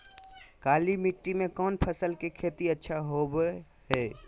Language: Magahi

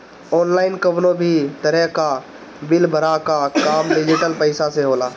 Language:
Bhojpuri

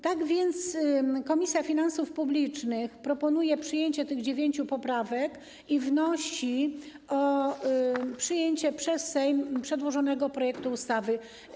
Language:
Polish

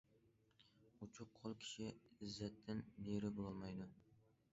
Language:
Uyghur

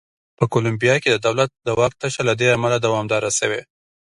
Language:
Pashto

